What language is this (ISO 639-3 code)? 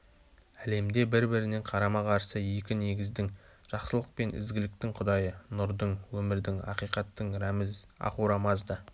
kaz